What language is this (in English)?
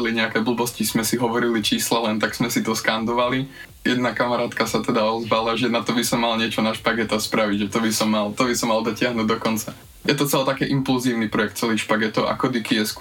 Slovak